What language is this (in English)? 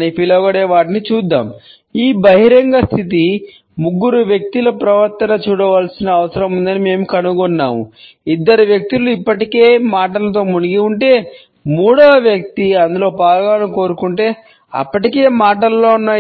Telugu